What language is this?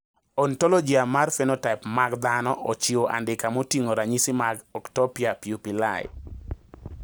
Luo (Kenya and Tanzania)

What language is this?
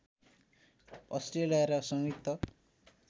Nepali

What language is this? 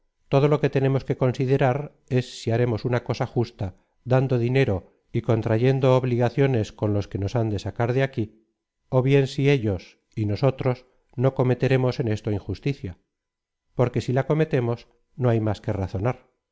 Spanish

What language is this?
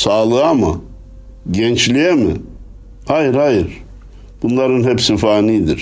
Turkish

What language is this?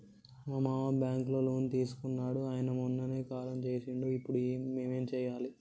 Telugu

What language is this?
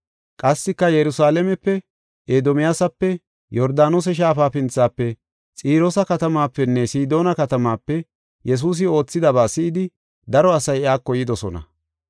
Gofa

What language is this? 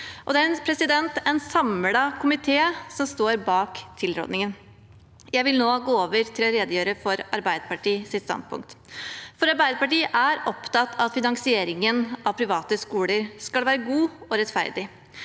Norwegian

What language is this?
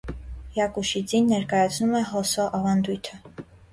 Armenian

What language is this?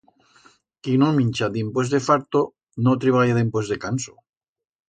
Aragonese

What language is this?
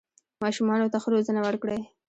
Pashto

